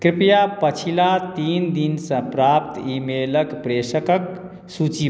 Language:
Maithili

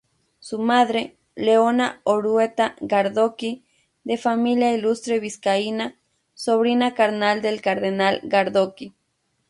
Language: Spanish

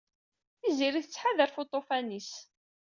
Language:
Kabyle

